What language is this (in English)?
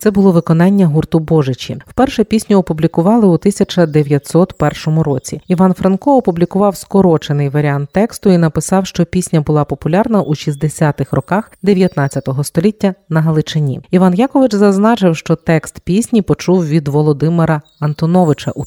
Ukrainian